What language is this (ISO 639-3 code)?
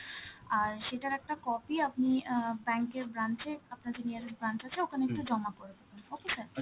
ben